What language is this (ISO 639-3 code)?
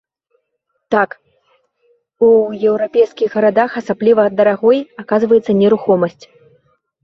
bel